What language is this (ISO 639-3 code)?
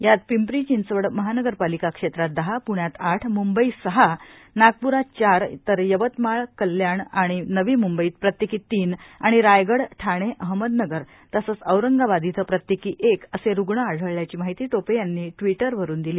mar